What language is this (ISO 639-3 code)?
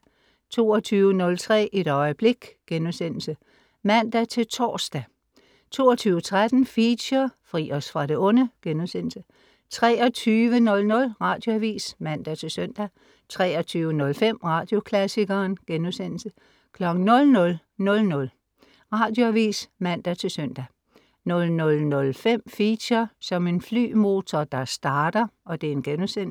dan